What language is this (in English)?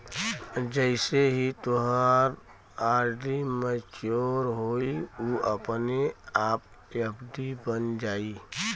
Bhojpuri